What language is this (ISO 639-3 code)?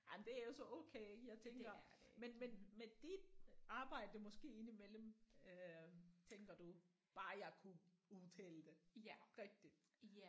dan